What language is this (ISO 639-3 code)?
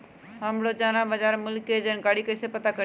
mag